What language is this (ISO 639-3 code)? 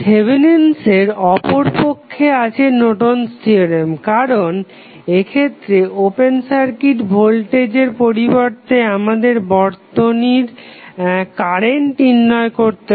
ben